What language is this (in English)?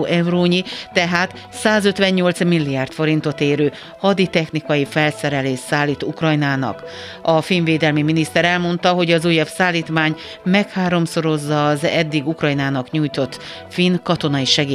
Hungarian